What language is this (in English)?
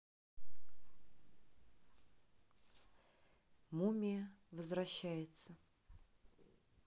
Russian